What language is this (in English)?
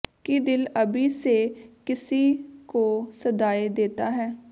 Punjabi